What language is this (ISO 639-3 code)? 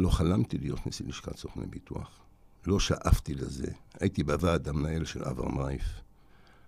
heb